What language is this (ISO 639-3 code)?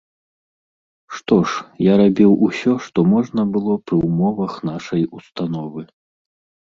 bel